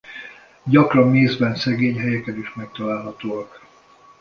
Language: Hungarian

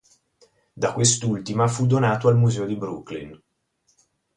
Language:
Italian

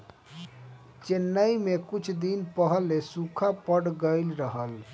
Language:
Bhojpuri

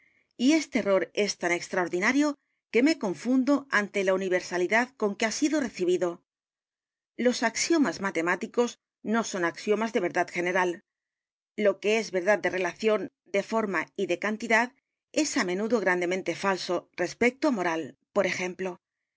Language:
Spanish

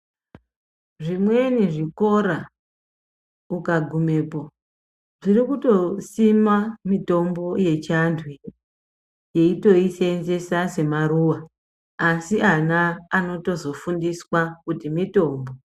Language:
Ndau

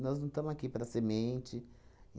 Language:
Portuguese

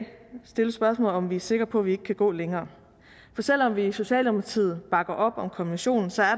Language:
Danish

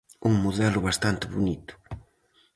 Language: Galician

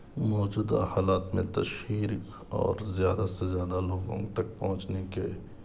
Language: Urdu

